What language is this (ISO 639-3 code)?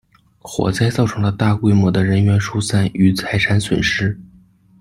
zho